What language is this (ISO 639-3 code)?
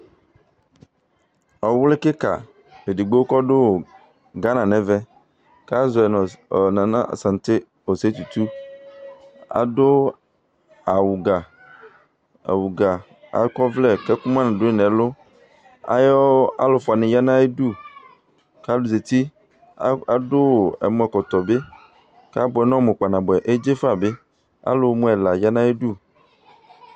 kpo